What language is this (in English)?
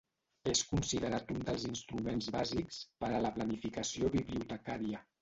Catalan